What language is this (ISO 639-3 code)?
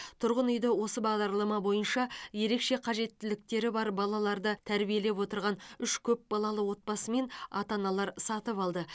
kaz